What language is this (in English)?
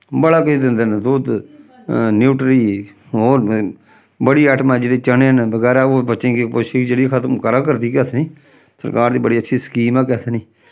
Dogri